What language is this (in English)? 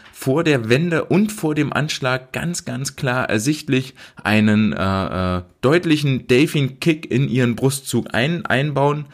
German